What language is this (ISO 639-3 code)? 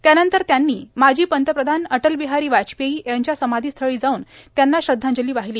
mar